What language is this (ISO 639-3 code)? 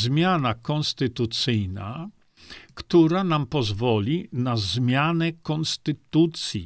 pol